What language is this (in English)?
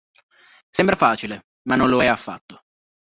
Italian